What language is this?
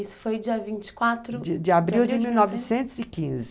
Portuguese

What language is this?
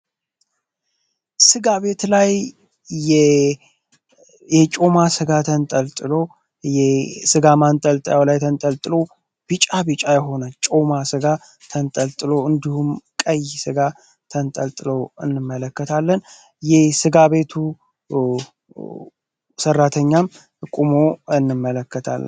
Amharic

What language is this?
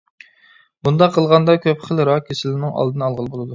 Uyghur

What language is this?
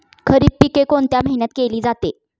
Marathi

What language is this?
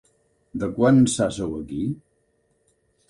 Catalan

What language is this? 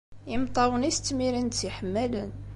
Kabyle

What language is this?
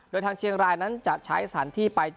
Thai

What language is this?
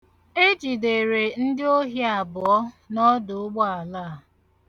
Igbo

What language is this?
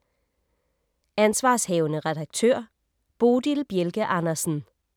Danish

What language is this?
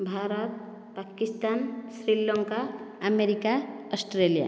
Odia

